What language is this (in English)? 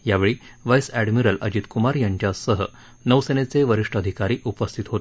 Marathi